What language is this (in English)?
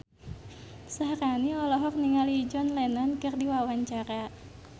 Sundanese